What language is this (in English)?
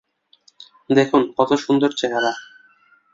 Bangla